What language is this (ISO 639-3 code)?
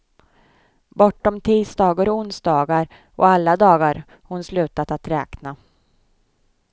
swe